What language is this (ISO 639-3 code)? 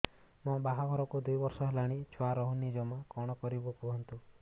ori